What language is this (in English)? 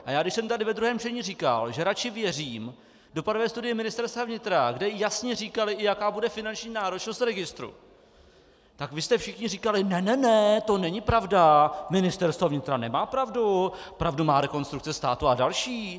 Czech